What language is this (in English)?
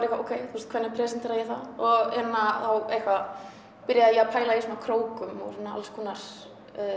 Icelandic